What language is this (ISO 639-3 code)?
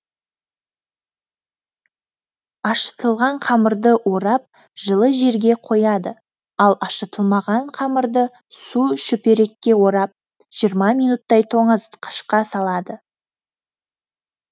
kaz